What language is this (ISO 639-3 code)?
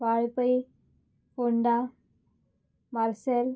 kok